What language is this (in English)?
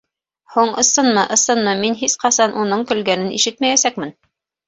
Bashkir